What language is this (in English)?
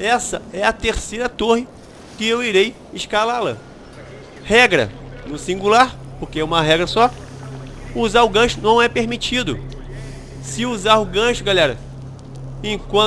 Portuguese